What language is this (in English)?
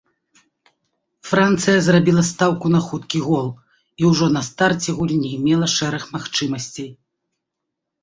Belarusian